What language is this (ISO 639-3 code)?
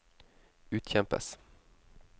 nor